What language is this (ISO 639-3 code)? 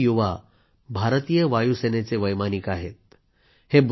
mar